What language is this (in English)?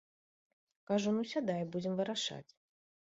Belarusian